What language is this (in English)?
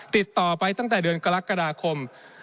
Thai